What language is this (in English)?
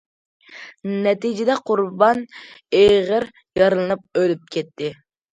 Uyghur